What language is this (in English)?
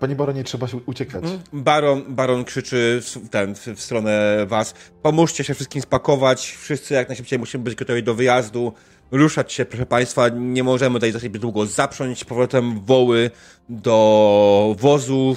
Polish